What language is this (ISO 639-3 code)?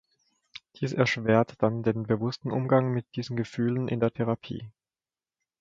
deu